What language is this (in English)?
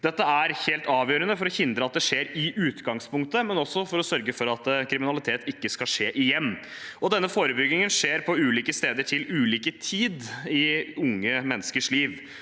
Norwegian